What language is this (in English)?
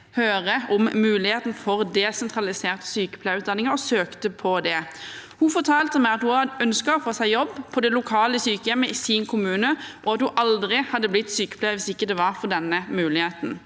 Norwegian